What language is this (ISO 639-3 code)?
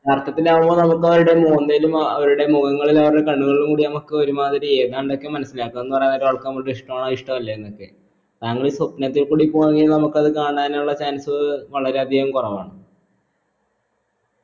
mal